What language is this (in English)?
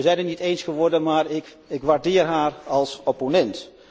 Dutch